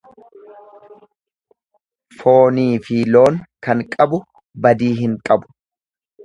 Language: Oromo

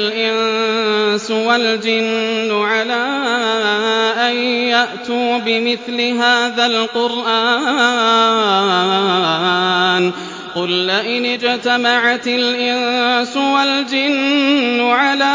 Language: Arabic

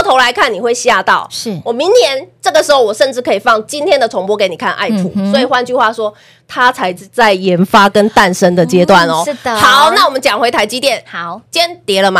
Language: Chinese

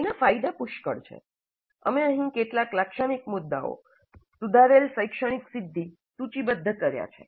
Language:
Gujarati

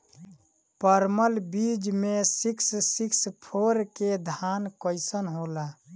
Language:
Bhojpuri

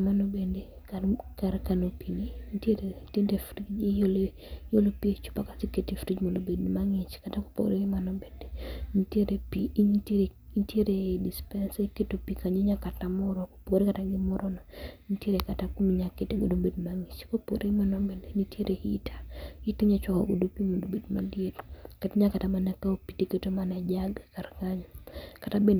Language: Luo (Kenya and Tanzania)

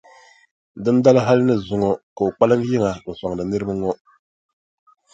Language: Dagbani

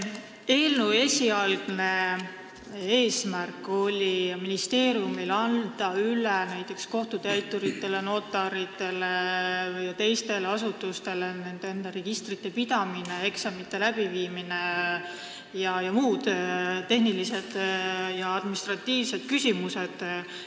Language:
Estonian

